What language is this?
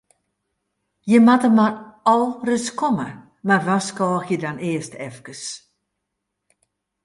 Western Frisian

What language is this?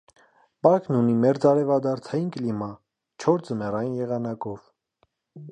Armenian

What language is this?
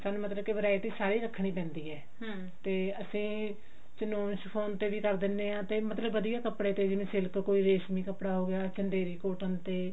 Punjabi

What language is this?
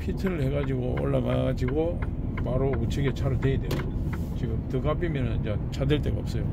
Korean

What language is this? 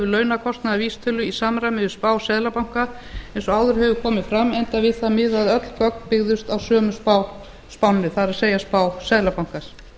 Icelandic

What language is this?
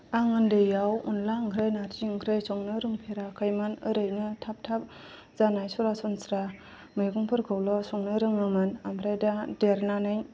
Bodo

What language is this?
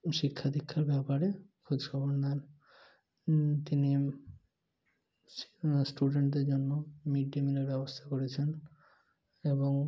Bangla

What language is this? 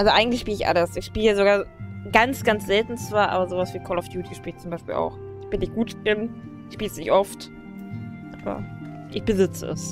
German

